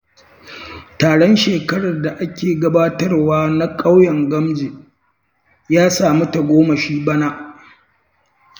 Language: Hausa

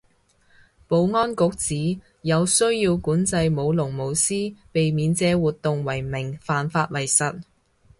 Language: Cantonese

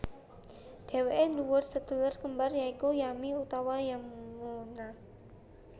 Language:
Javanese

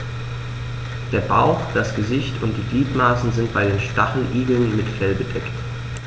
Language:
German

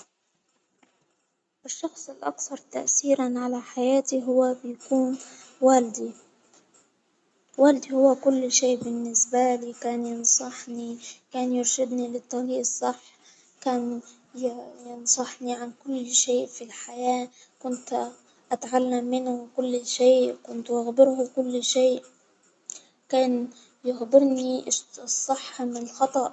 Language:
Hijazi Arabic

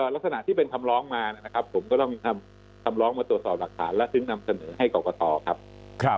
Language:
Thai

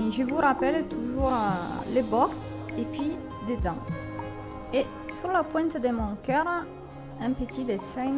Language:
French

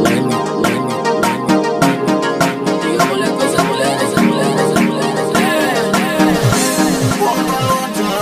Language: Romanian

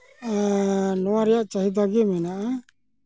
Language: Santali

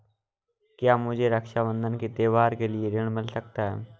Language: Hindi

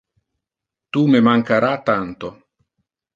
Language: Interlingua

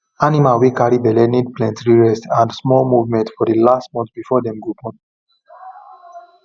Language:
Nigerian Pidgin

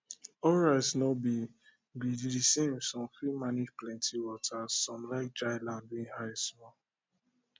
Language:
Nigerian Pidgin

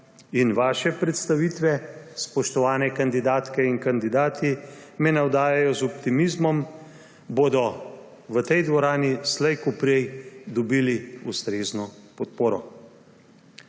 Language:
Slovenian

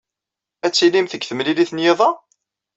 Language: Kabyle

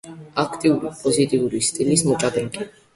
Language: Georgian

